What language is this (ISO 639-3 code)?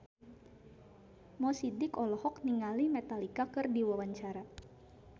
sun